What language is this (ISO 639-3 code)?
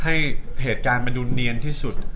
tha